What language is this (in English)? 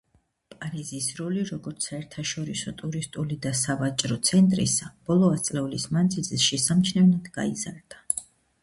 Georgian